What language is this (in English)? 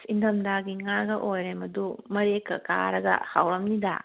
Manipuri